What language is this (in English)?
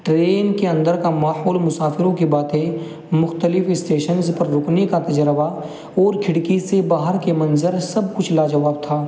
Urdu